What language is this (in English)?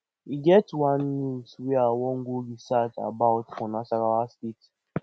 Nigerian Pidgin